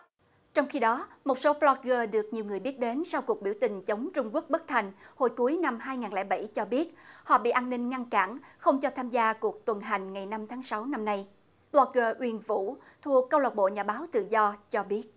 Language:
Vietnamese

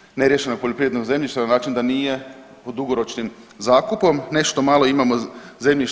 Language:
Croatian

